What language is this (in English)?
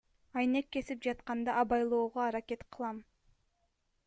Kyrgyz